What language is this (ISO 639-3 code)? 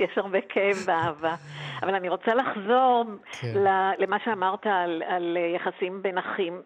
heb